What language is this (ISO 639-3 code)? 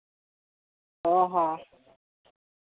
sat